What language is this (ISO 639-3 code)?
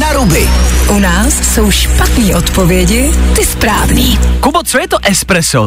ces